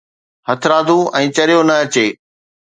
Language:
Sindhi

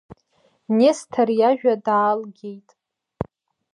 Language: Abkhazian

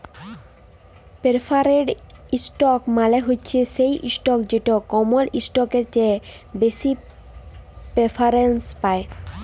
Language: Bangla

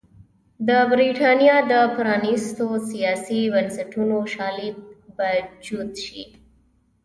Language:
Pashto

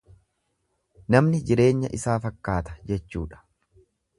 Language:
Oromo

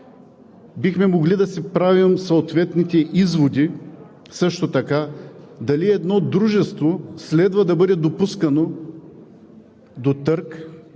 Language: Bulgarian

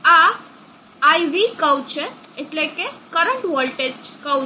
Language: Gujarati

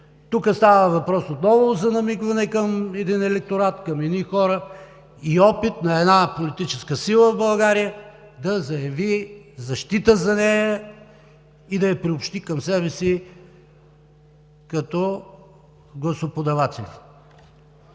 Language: Bulgarian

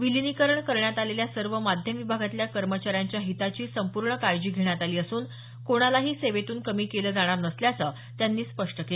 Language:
Marathi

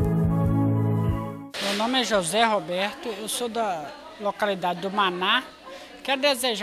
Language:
Portuguese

